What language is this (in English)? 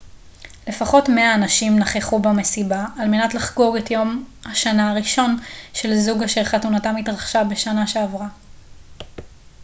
Hebrew